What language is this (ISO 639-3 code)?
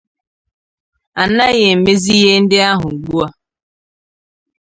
ibo